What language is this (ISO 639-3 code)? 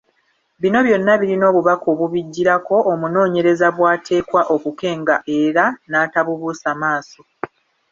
lug